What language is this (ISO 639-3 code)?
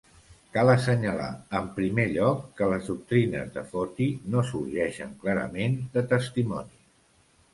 cat